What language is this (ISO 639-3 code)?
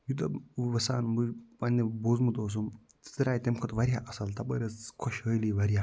kas